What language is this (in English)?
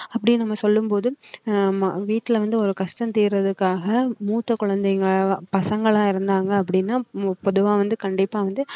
Tamil